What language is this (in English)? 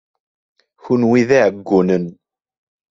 Kabyle